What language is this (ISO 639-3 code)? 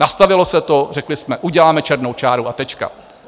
ces